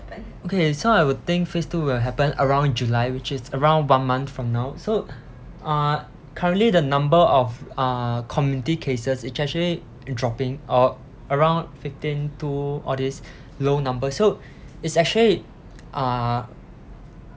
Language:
English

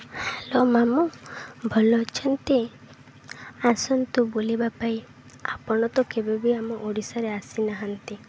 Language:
Odia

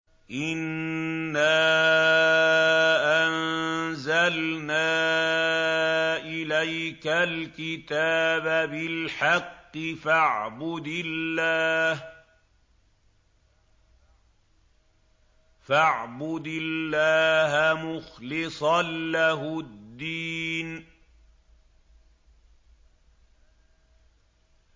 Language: Arabic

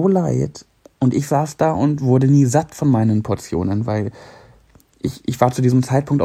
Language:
German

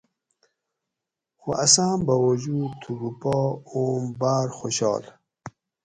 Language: Gawri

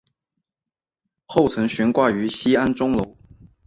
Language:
Chinese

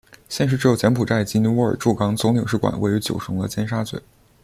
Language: Chinese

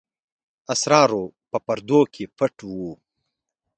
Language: Pashto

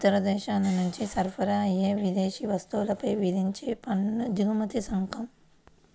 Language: Telugu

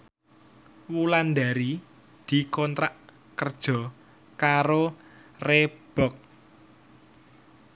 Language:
Javanese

